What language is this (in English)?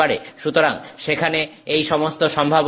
Bangla